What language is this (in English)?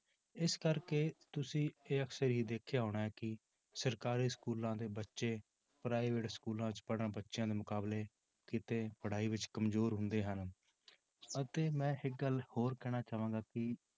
Punjabi